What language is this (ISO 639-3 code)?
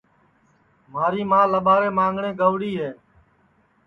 ssi